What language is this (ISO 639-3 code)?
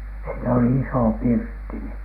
fin